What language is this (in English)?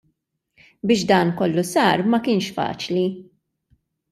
Maltese